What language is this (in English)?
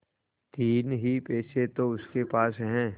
Hindi